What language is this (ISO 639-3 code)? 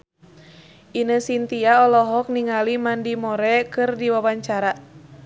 sun